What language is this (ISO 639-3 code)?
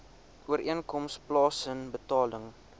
afr